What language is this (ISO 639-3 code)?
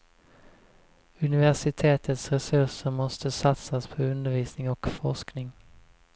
swe